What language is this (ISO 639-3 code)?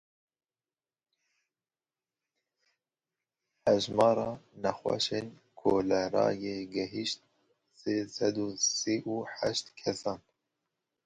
kur